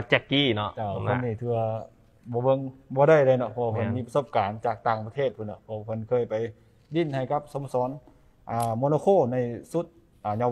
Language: Thai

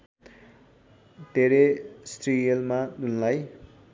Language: Nepali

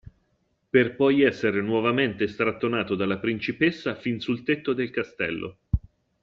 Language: Italian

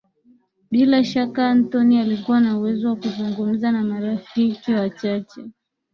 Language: Swahili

